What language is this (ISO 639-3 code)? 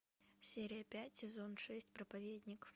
rus